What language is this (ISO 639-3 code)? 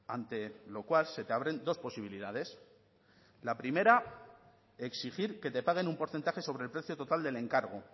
spa